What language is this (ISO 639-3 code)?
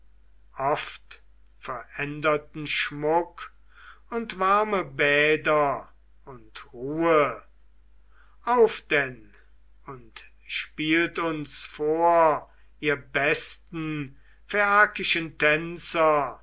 deu